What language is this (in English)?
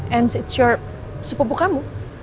Indonesian